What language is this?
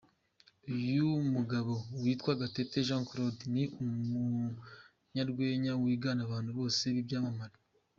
Kinyarwanda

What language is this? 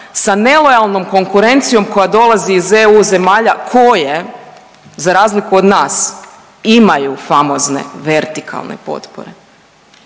Croatian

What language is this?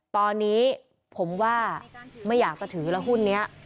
Thai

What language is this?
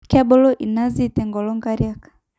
Masai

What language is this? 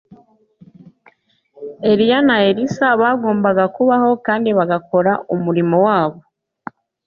Kinyarwanda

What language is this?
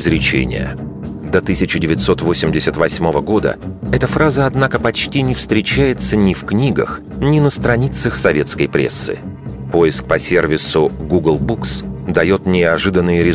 Russian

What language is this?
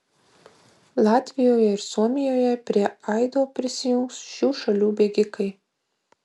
Lithuanian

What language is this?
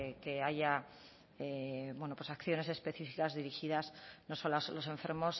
Spanish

